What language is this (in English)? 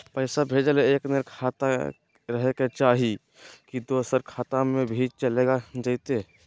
Magahi